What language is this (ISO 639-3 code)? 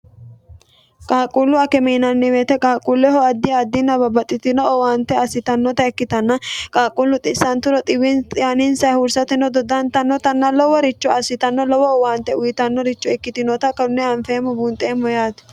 sid